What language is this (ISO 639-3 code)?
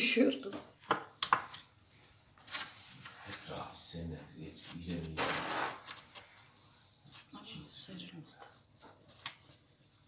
tur